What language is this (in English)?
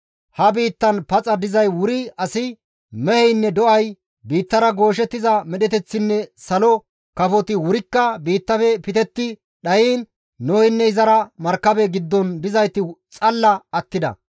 Gamo